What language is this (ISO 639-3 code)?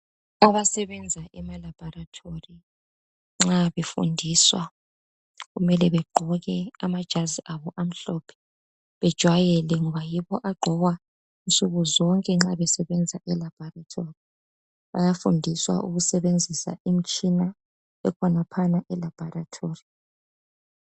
nde